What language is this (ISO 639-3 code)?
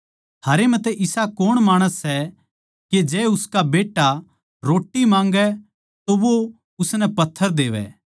bgc